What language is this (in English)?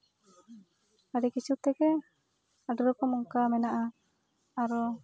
Santali